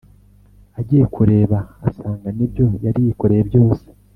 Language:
Kinyarwanda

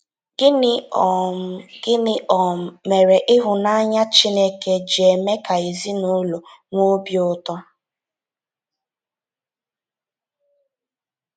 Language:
Igbo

